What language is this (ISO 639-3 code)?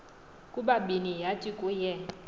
xho